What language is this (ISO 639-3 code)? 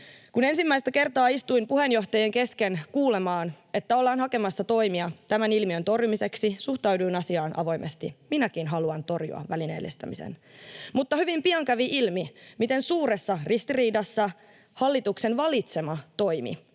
fin